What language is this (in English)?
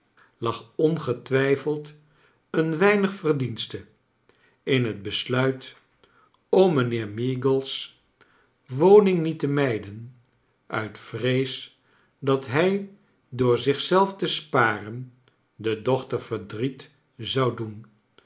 Dutch